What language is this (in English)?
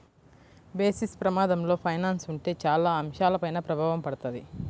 Telugu